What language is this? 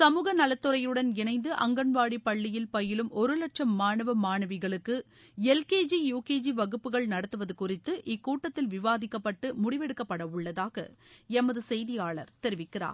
Tamil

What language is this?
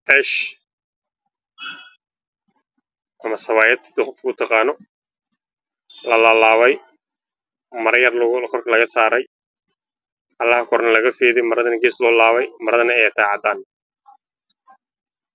Somali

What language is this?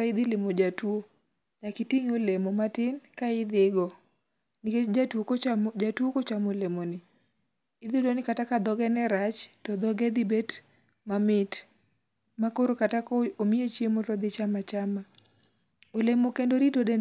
Luo (Kenya and Tanzania)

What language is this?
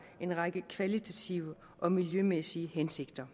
Danish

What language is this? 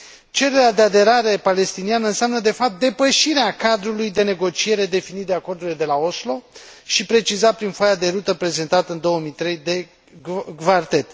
Romanian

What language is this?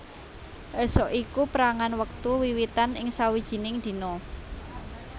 Javanese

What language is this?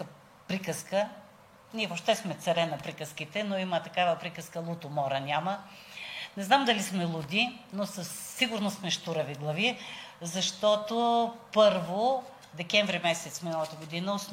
Bulgarian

